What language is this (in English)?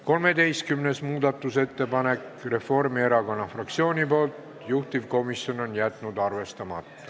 Estonian